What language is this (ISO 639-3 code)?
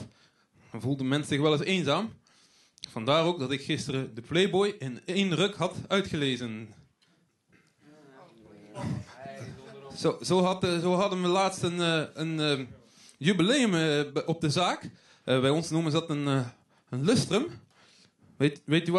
nld